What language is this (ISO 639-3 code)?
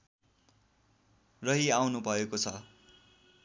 nep